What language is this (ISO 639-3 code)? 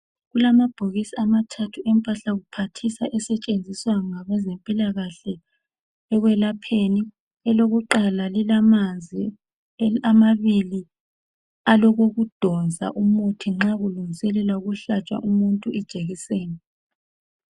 nde